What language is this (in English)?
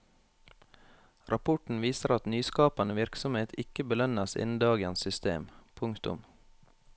Norwegian